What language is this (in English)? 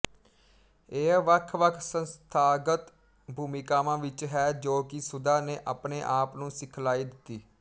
Punjabi